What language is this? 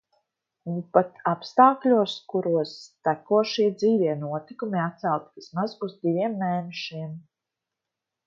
Latvian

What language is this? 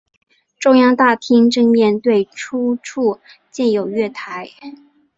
Chinese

